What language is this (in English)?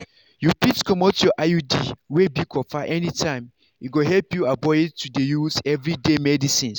Nigerian Pidgin